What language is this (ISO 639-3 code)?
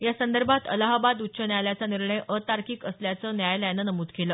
mar